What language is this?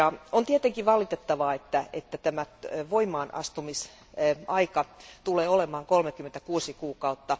Finnish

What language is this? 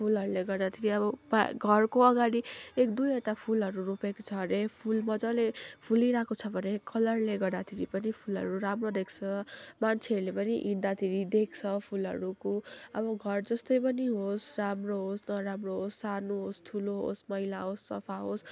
Nepali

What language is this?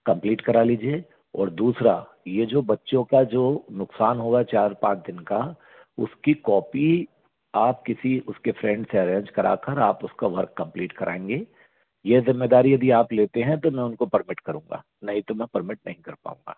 Hindi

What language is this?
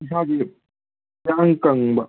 Manipuri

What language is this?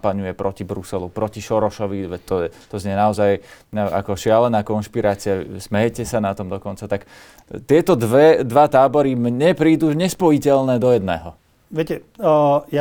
Slovak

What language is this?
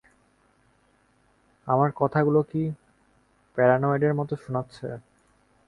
Bangla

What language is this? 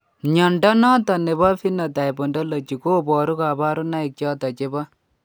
Kalenjin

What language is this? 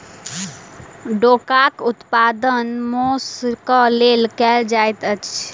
Maithili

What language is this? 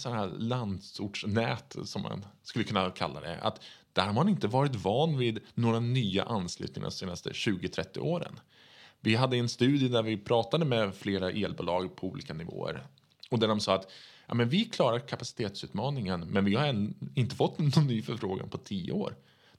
Swedish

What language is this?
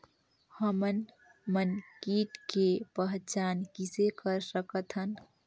Chhattisgarhi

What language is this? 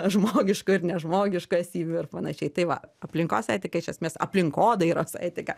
Lithuanian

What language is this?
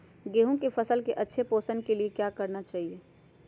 Magahi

